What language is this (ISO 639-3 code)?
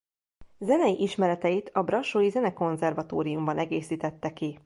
hun